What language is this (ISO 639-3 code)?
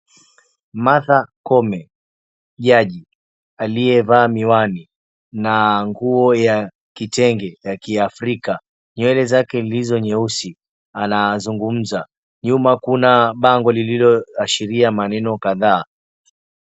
swa